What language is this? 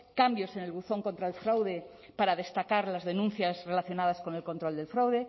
Spanish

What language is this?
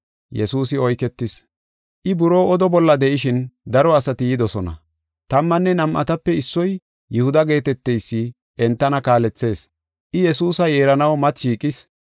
Gofa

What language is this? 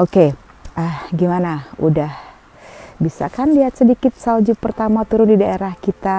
Indonesian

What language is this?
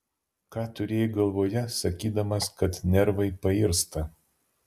Lithuanian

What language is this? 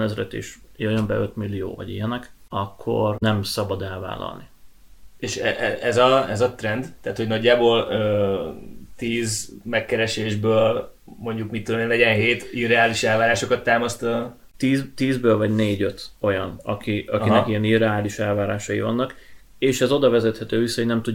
Hungarian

